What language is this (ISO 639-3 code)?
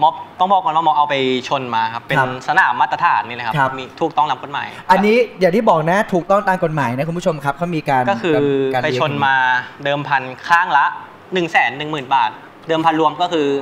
tha